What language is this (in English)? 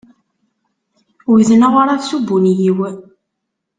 Kabyle